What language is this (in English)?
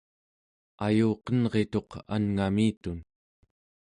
Central Yupik